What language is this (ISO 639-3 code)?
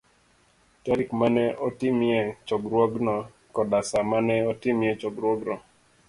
luo